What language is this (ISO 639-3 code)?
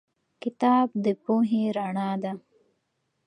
pus